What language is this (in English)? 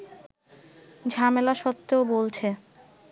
Bangla